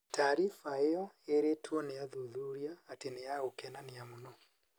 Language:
Kikuyu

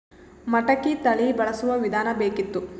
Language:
Kannada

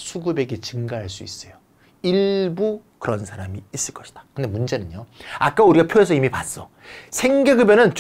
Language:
Korean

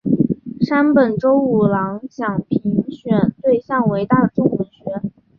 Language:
Chinese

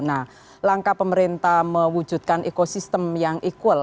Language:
Indonesian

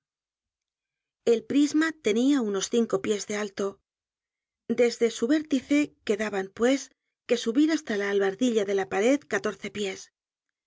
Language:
Spanish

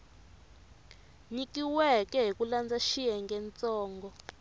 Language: Tsonga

